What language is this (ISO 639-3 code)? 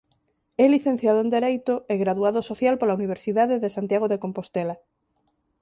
glg